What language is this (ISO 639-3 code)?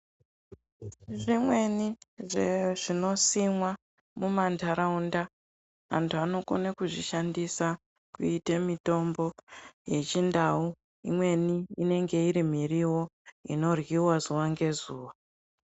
ndc